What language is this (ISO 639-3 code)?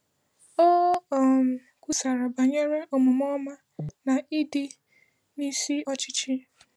ibo